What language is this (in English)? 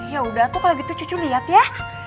Indonesian